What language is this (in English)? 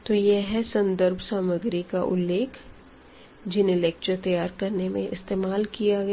Hindi